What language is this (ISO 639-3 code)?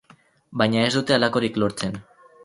eus